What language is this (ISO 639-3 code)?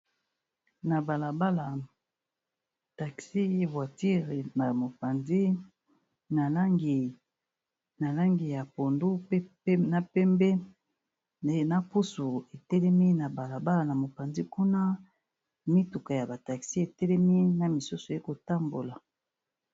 lin